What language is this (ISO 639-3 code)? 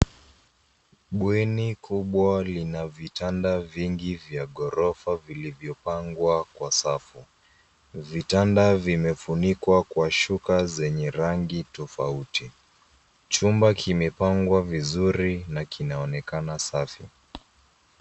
swa